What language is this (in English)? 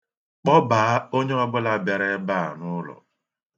Igbo